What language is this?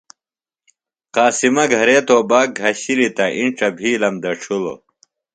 Phalura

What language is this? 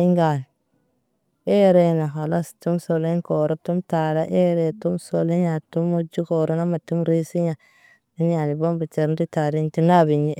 Naba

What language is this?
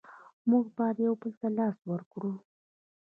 Pashto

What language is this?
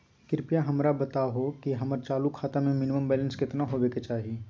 Magahi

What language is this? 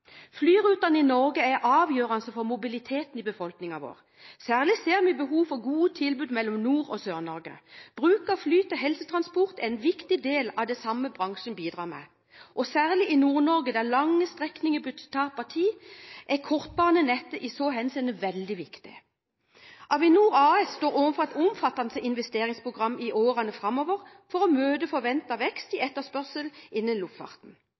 Norwegian Bokmål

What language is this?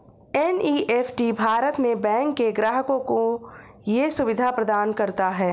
Hindi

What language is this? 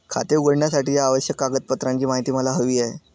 Marathi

